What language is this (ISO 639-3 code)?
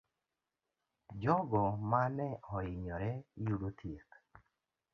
luo